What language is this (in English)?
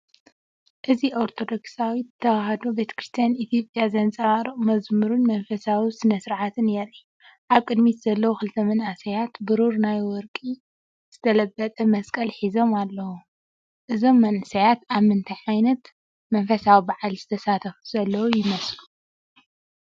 Tigrinya